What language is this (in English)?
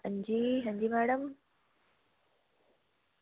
Dogri